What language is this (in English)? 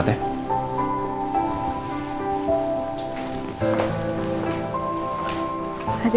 Indonesian